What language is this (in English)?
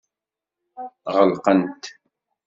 Kabyle